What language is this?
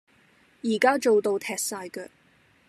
Cantonese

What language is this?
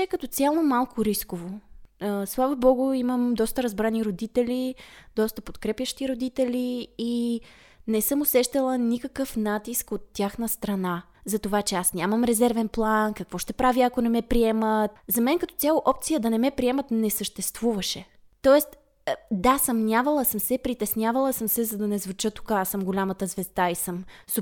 Bulgarian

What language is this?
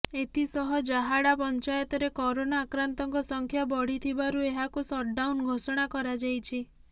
Odia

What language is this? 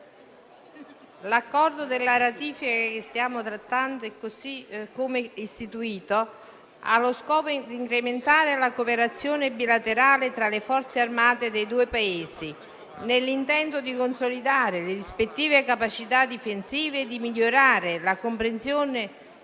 Italian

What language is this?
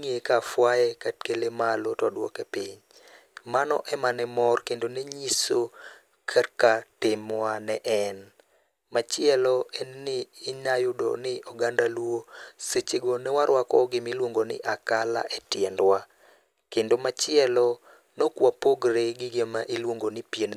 Luo (Kenya and Tanzania)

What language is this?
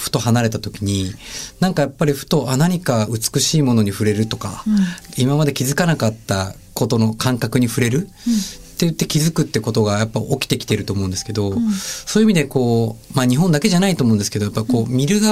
Japanese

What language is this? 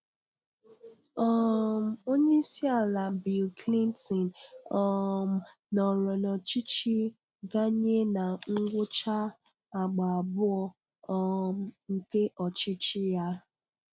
Igbo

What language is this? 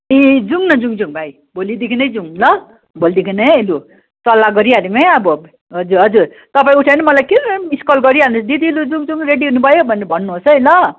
Nepali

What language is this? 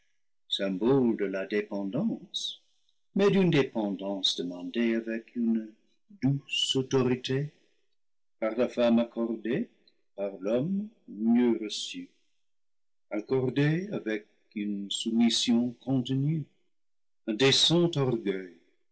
French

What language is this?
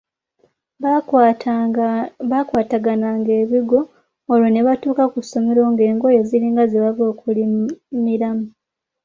Ganda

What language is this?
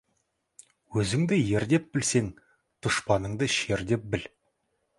Kazakh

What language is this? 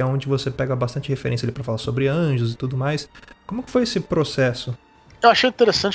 Portuguese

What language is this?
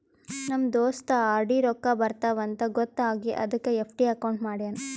Kannada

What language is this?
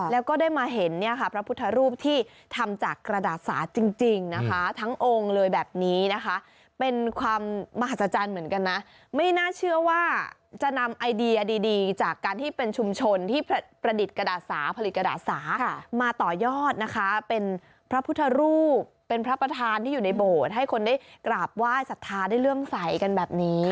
Thai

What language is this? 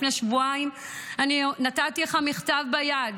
Hebrew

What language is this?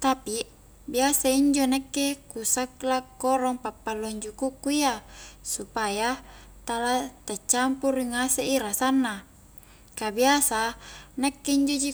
Highland Konjo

